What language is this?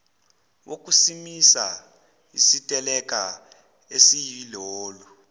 Zulu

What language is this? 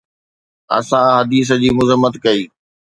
Sindhi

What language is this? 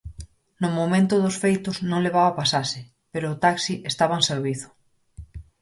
Galician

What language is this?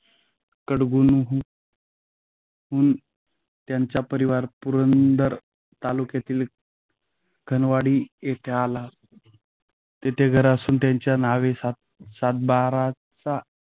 Marathi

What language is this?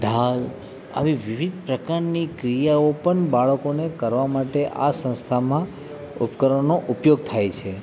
Gujarati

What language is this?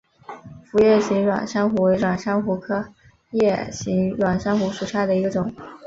Chinese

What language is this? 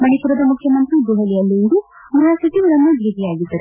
Kannada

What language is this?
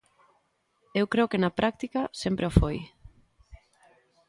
Galician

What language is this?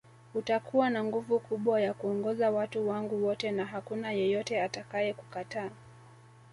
Swahili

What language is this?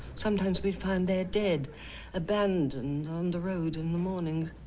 English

